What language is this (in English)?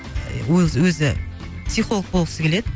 Kazakh